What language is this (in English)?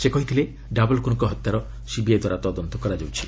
Odia